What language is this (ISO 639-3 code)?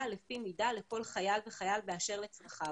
heb